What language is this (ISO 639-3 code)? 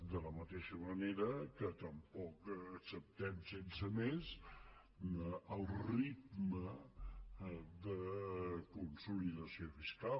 cat